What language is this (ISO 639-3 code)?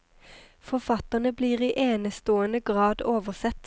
nor